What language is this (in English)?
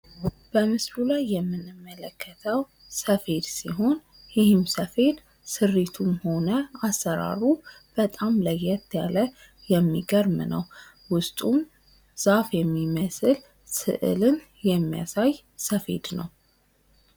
Amharic